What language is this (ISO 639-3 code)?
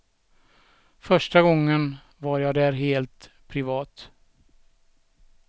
swe